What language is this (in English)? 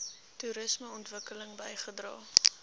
Afrikaans